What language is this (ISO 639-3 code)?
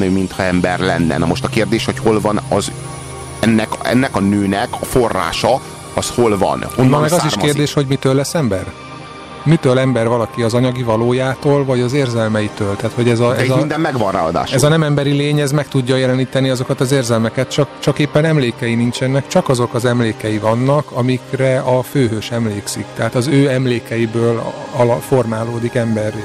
hun